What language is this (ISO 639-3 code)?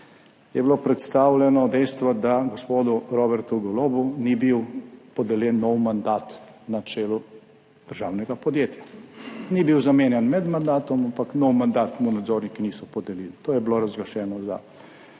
slv